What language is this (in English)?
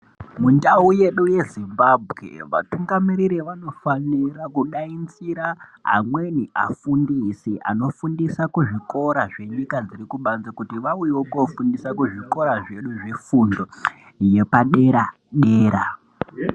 Ndau